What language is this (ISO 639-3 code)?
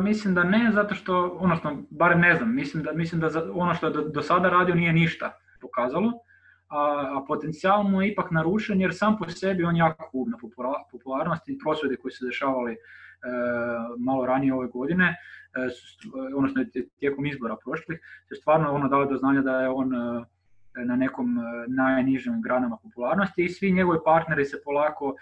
hrv